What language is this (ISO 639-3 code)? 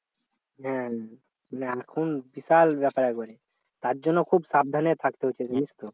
ben